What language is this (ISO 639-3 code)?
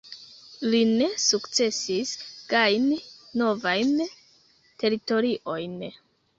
epo